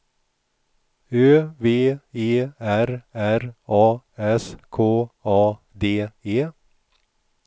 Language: Swedish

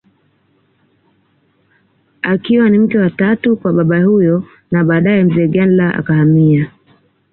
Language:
Swahili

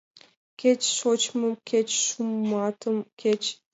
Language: Mari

